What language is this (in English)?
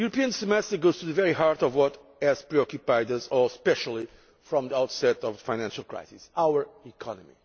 English